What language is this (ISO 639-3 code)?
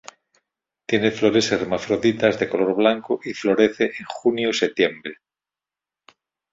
spa